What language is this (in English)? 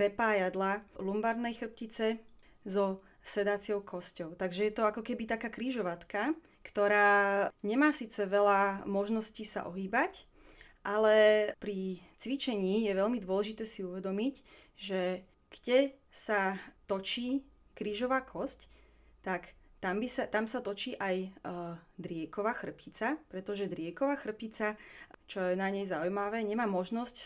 Slovak